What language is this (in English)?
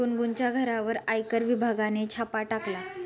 Marathi